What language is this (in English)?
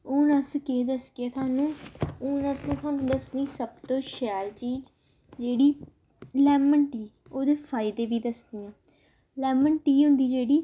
Dogri